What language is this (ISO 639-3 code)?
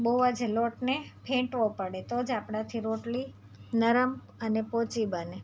guj